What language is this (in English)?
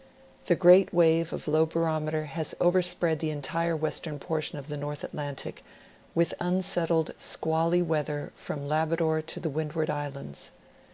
English